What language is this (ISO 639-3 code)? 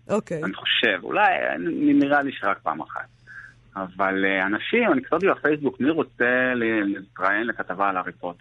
heb